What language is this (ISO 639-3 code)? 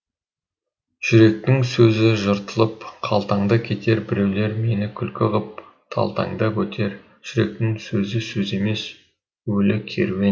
kaz